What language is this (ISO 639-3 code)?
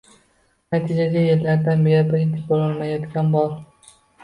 uzb